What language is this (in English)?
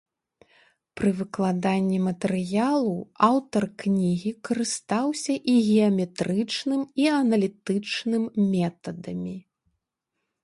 Belarusian